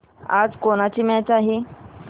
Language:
Marathi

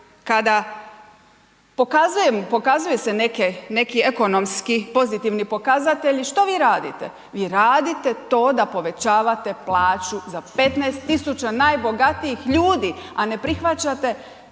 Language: Croatian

